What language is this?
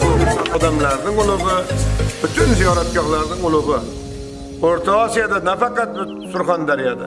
Turkish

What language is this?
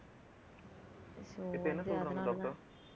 Tamil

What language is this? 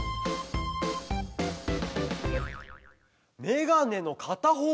Japanese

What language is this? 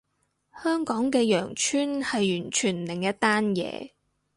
Cantonese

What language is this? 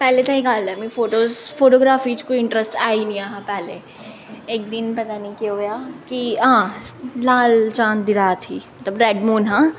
Dogri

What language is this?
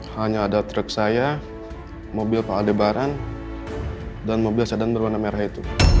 Indonesian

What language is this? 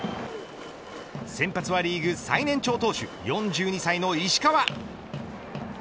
Japanese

